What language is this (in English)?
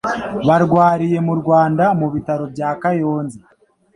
Kinyarwanda